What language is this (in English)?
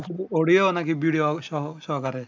Bangla